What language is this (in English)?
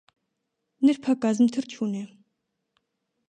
Armenian